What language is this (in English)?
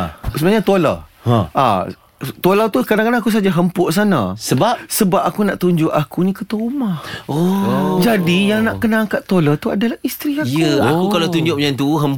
Malay